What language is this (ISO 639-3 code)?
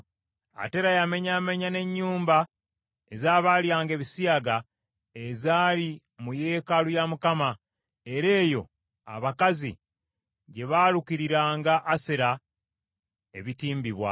lug